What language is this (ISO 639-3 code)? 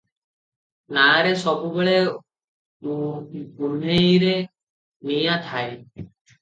ori